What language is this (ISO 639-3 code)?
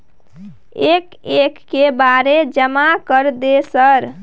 mai